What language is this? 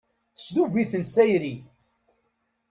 Kabyle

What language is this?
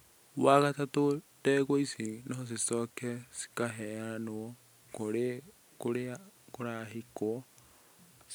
Kikuyu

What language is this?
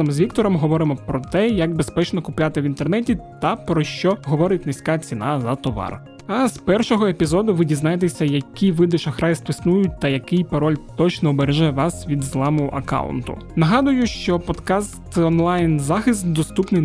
Ukrainian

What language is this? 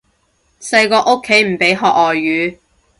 Cantonese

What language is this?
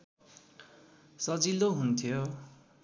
Nepali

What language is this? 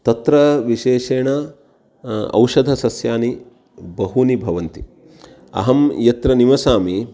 Sanskrit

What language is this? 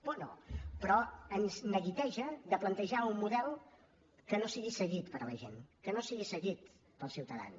Catalan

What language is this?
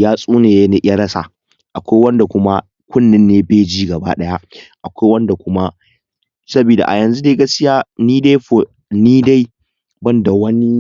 Hausa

